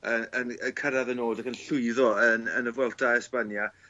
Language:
Welsh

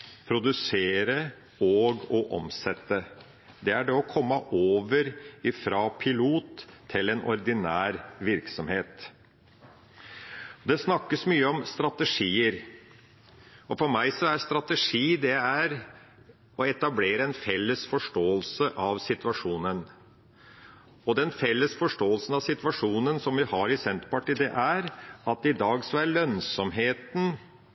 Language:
Norwegian Bokmål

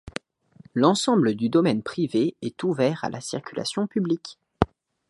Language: French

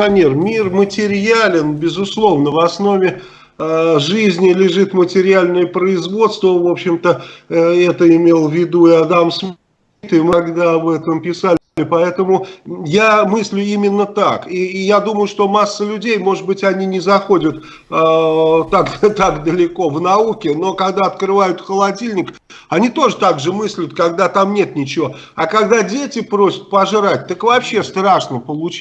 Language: Russian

